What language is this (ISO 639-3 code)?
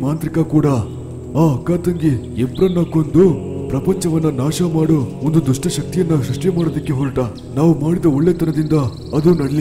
hin